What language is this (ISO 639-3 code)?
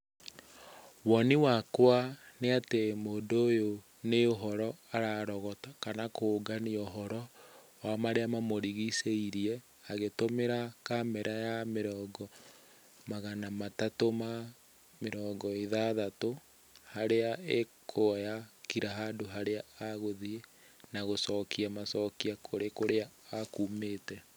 kik